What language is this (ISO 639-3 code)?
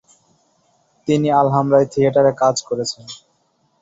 ben